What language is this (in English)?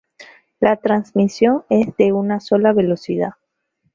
Spanish